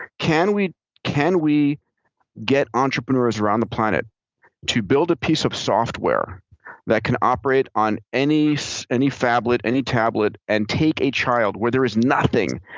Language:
English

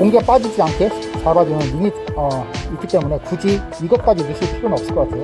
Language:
Korean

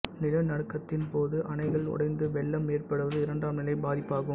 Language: Tamil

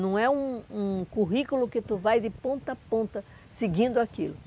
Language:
Portuguese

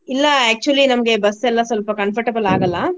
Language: Kannada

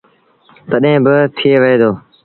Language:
Sindhi Bhil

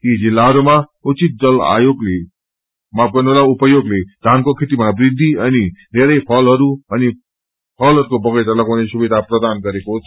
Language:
Nepali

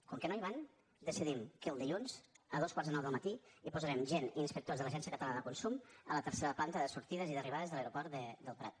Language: Catalan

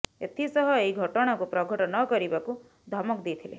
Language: Odia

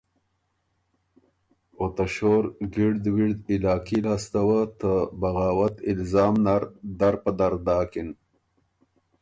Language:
Ormuri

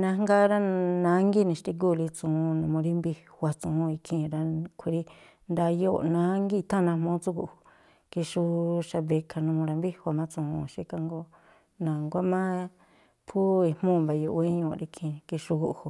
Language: Tlacoapa Me'phaa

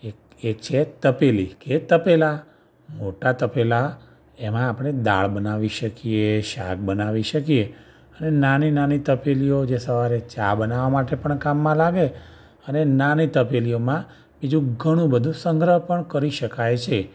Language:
Gujarati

